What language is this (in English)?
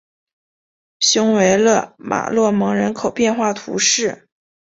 Chinese